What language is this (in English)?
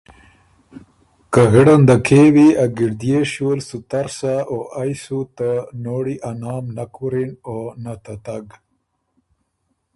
Ormuri